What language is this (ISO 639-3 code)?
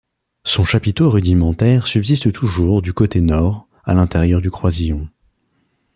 fra